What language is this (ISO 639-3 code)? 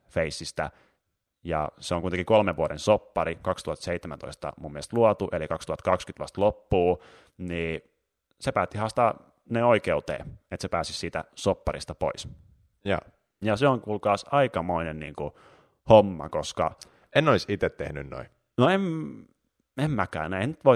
fin